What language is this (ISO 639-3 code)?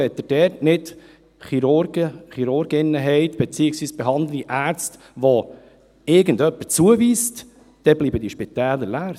gsw